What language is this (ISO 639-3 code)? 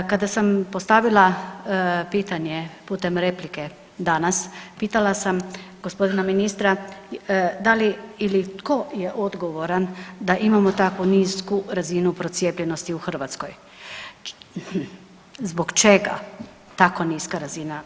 hrv